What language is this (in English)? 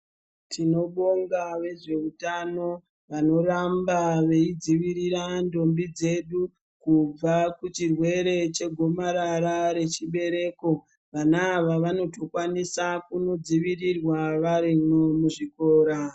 Ndau